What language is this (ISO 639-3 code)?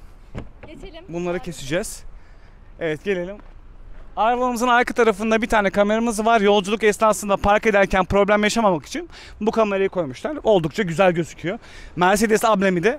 tur